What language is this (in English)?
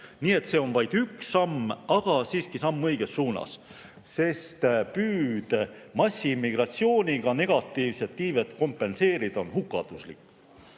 Estonian